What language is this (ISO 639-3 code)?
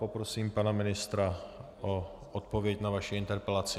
ces